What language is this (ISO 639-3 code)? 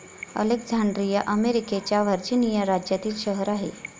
mar